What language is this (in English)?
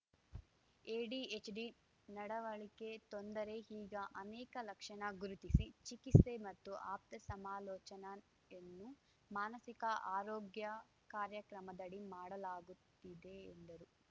Kannada